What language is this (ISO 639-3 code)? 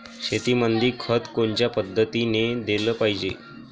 mar